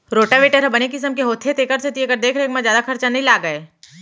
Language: Chhattisgarhi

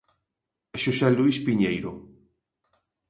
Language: Galician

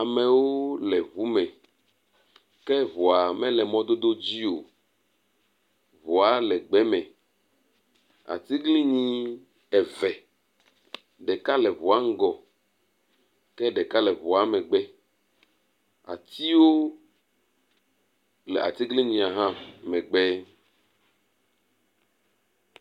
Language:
Ewe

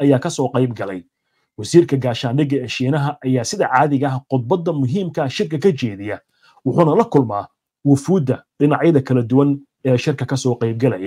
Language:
Arabic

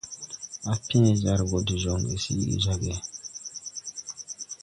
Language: Tupuri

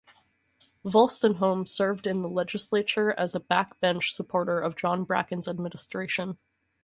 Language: English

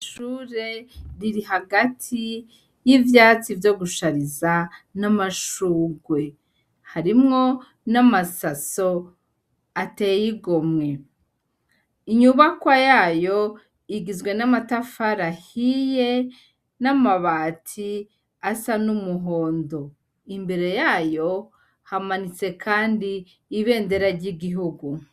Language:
Rundi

